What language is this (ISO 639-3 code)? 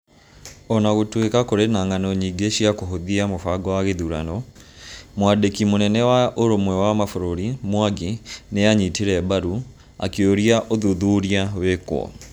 kik